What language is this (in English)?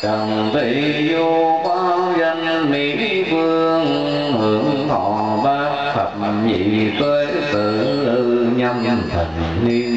Vietnamese